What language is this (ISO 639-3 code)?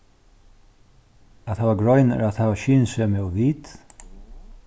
fao